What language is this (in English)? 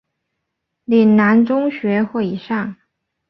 Chinese